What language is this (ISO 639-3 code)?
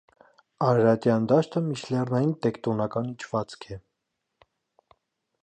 hye